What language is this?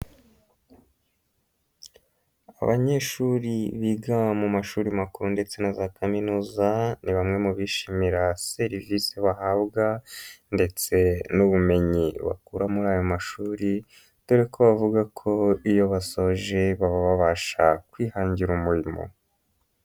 Kinyarwanda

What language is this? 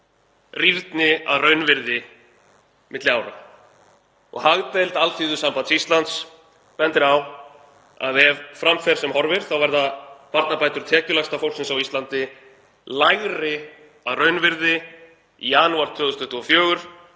Icelandic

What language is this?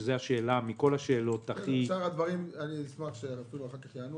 Hebrew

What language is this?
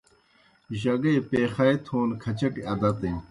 Kohistani Shina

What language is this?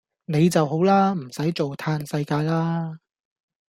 Cantonese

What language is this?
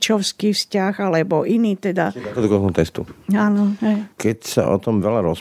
Slovak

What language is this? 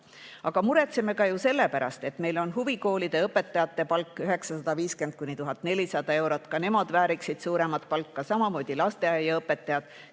Estonian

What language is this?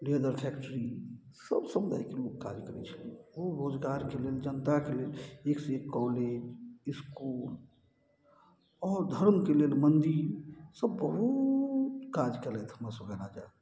Maithili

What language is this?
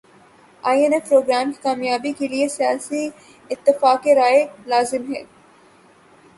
Urdu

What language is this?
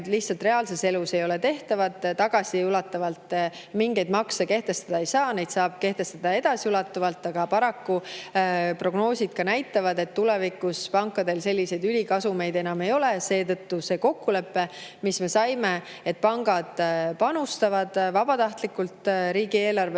Estonian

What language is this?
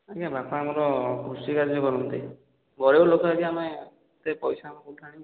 Odia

